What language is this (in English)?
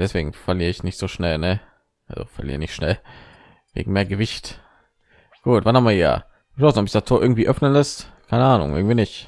German